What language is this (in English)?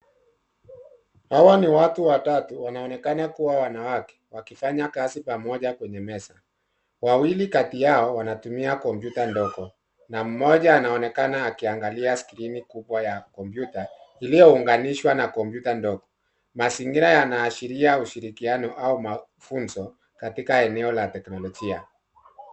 Swahili